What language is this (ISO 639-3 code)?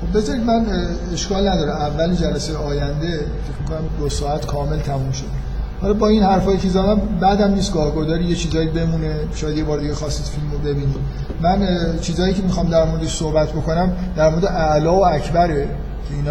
fas